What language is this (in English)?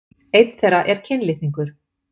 Icelandic